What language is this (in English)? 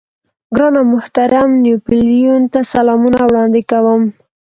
Pashto